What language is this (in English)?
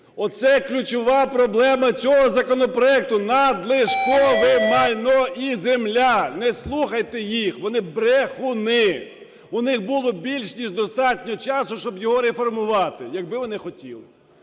Ukrainian